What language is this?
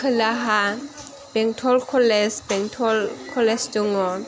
Bodo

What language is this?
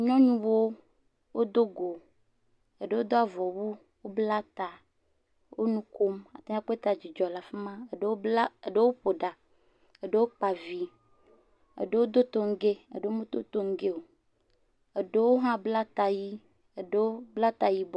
Ewe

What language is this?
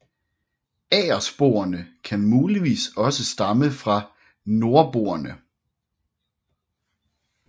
Danish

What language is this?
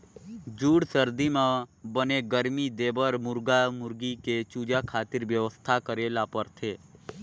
Chhattisgarhi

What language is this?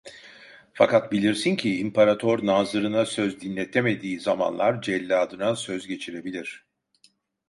Turkish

